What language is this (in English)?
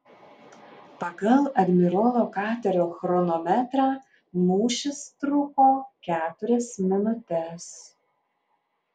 Lithuanian